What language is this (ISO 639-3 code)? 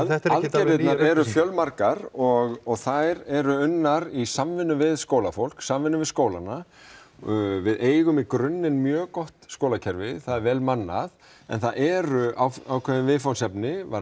isl